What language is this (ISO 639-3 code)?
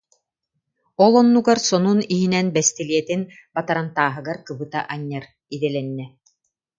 sah